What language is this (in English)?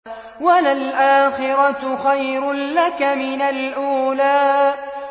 Arabic